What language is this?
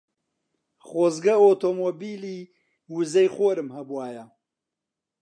Central Kurdish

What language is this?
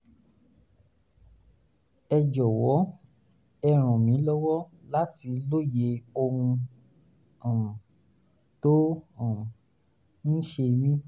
Yoruba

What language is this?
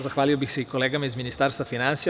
Serbian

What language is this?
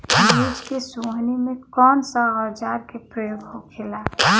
Bhojpuri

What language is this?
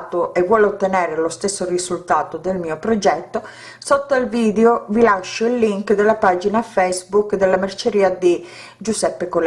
Italian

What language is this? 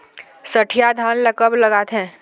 Chhattisgarhi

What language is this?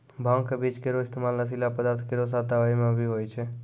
Maithili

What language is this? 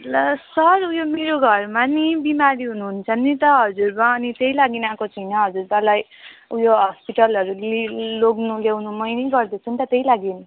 Nepali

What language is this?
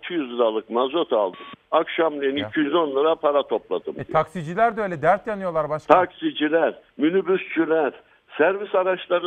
Turkish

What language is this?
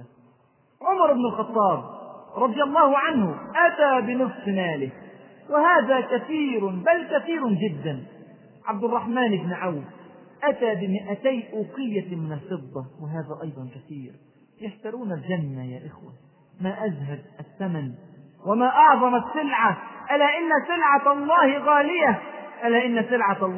Arabic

